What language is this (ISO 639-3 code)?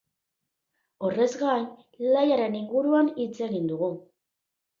eus